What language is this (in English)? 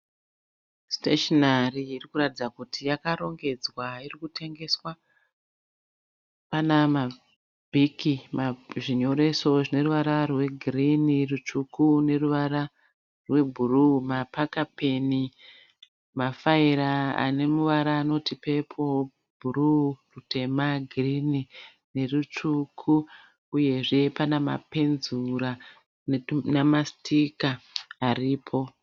Shona